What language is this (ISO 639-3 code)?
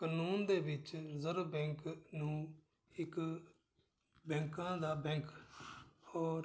pan